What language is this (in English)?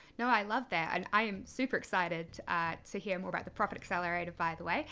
English